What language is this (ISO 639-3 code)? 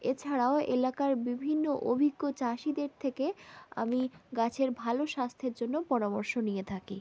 ben